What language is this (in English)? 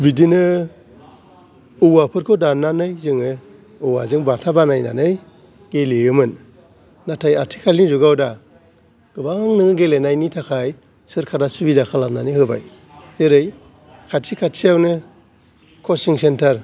Bodo